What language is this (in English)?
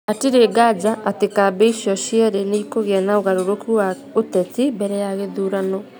Kikuyu